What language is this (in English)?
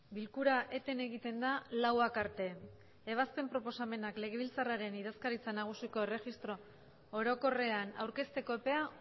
Basque